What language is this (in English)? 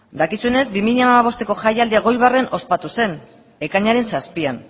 Basque